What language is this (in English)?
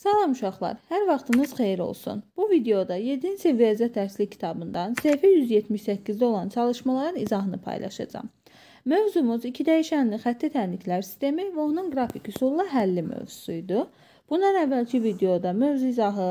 Turkish